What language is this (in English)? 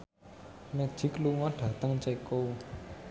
Javanese